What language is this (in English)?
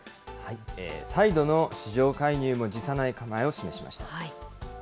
Japanese